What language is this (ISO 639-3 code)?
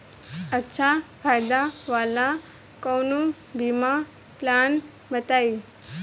bho